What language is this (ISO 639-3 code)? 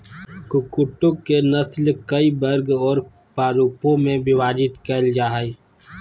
mag